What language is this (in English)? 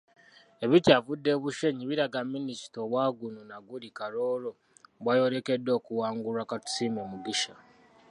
Ganda